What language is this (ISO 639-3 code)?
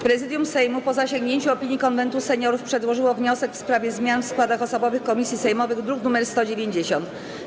pol